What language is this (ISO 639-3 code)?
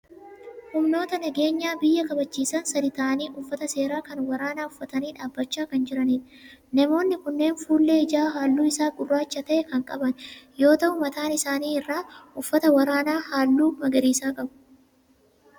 orm